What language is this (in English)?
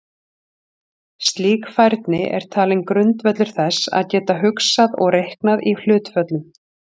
Icelandic